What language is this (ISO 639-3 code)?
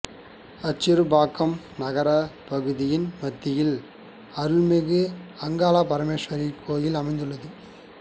tam